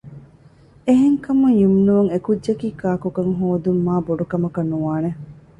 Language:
Divehi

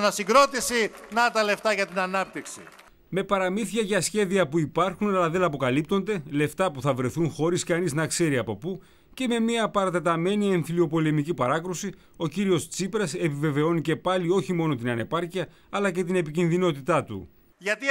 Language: Greek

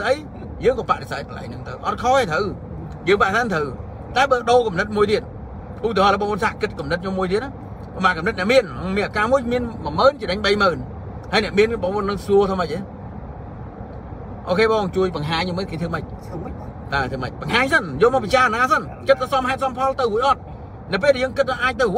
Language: Vietnamese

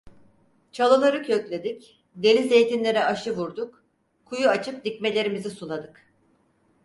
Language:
Turkish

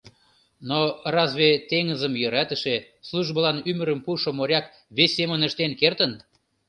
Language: Mari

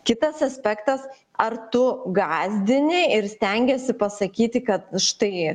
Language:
Lithuanian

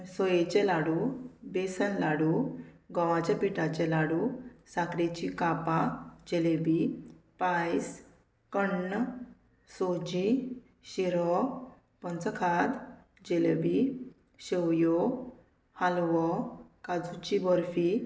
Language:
Konkani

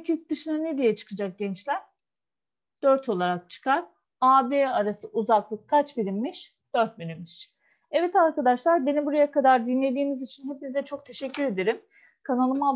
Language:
Turkish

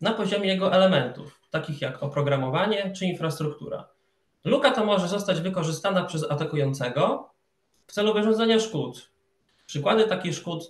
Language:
Polish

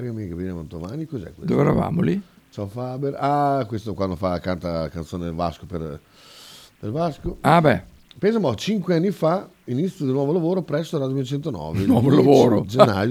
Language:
Italian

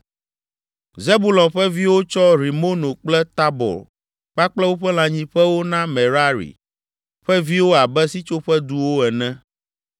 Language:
Ewe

